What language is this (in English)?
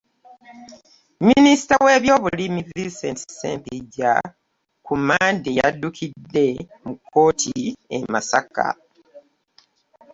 Ganda